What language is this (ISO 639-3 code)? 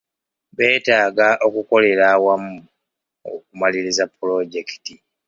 lug